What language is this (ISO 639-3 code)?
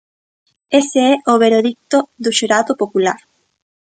glg